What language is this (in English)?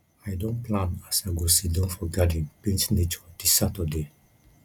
Nigerian Pidgin